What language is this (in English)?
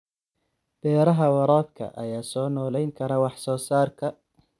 Somali